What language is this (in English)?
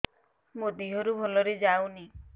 Odia